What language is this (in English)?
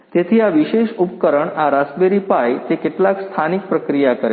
Gujarati